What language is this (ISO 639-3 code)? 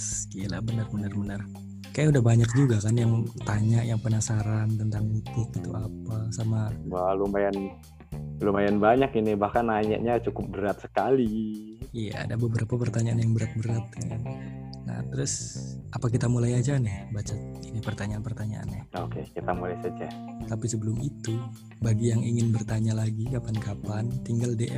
ind